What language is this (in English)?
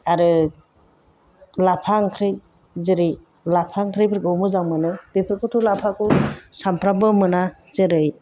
Bodo